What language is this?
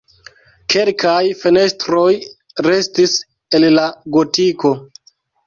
Esperanto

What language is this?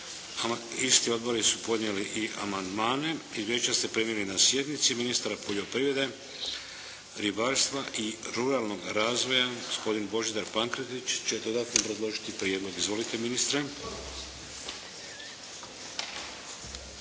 Croatian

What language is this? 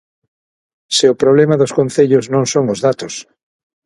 Galician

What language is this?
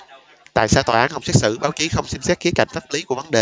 Vietnamese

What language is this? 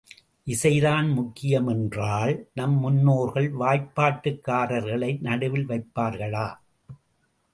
Tamil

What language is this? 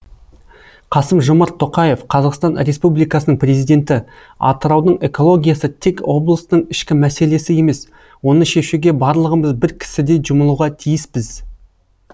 Kazakh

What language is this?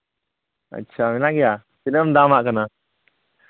Santali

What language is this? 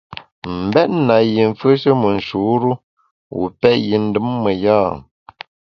Bamun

